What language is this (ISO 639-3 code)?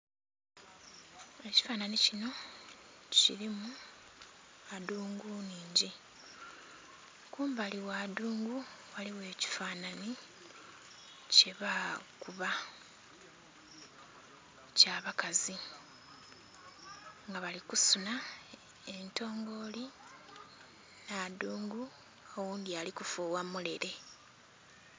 xog